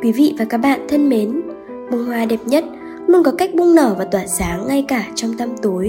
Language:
Vietnamese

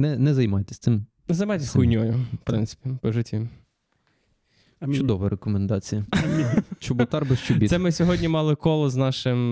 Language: Ukrainian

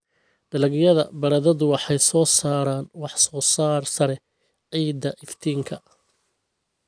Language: Somali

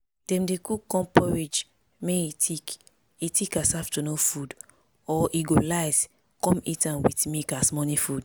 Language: Nigerian Pidgin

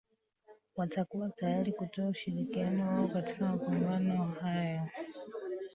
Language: Swahili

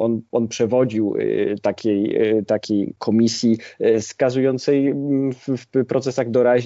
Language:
Polish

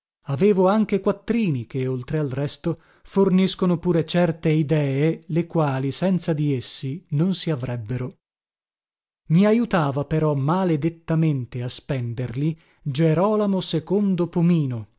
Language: Italian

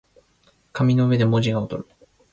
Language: Japanese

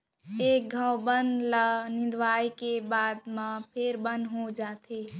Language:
Chhattisgarhi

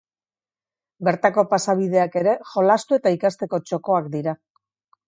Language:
Basque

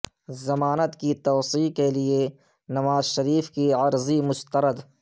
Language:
Urdu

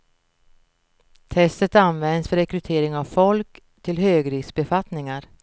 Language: Swedish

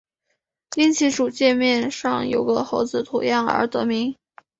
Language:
Chinese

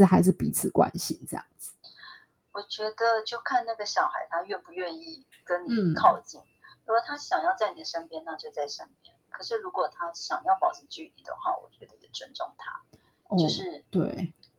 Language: Chinese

